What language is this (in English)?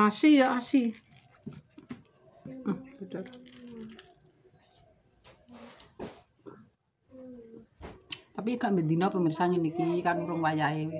Indonesian